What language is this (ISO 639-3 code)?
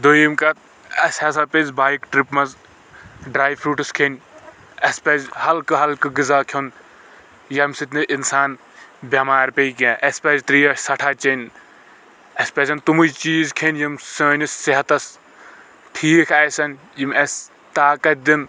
kas